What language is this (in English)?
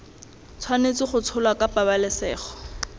Tswana